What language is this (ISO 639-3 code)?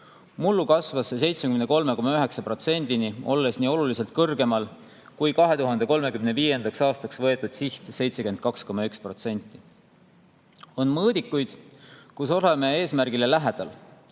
est